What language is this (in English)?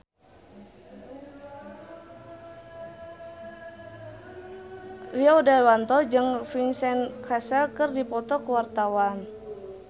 Sundanese